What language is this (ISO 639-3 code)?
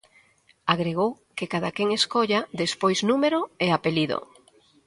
glg